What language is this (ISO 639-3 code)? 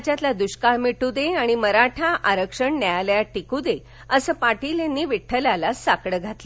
mar